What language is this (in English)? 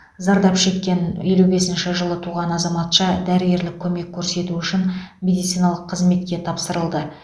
Kazakh